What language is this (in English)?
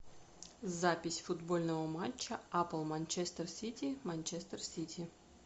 Russian